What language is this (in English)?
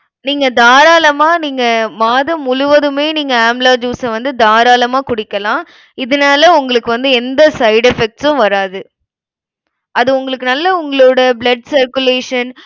Tamil